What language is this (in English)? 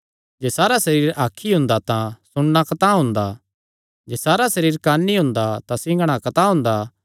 Kangri